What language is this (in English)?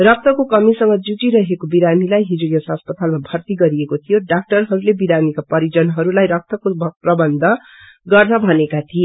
Nepali